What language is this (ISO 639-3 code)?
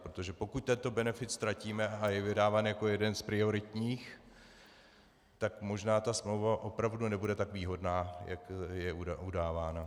ces